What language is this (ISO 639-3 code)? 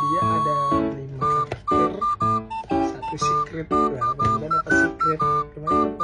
ind